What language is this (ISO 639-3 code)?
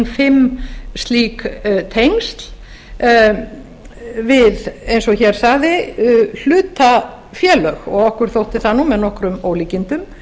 isl